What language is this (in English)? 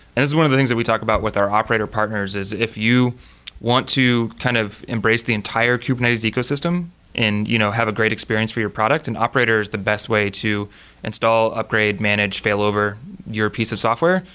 English